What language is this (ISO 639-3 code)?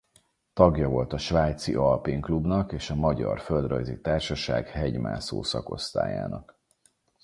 hun